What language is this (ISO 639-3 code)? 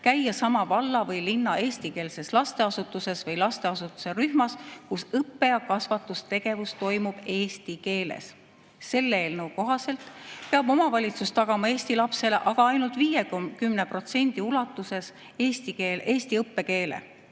est